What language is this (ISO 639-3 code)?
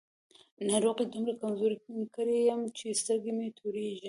pus